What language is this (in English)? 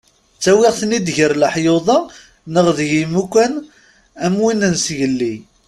Kabyle